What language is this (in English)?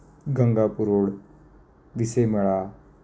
Marathi